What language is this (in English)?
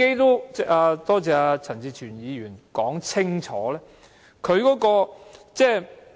Cantonese